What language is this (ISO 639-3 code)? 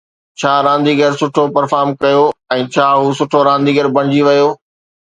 snd